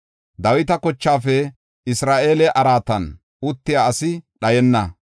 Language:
Gofa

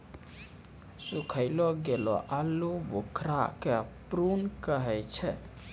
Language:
Maithili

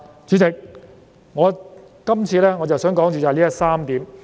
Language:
Cantonese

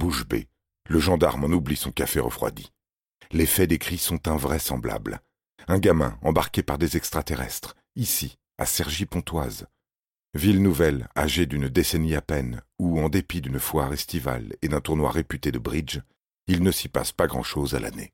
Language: French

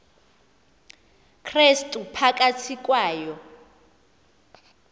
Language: Xhosa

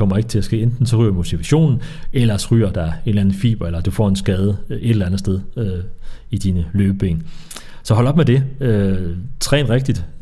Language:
Danish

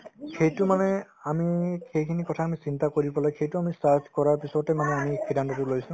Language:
Assamese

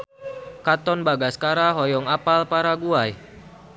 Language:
Sundanese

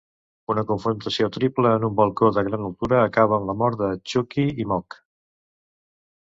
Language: Catalan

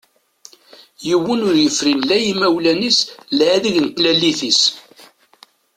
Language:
Kabyle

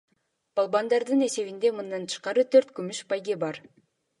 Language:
Kyrgyz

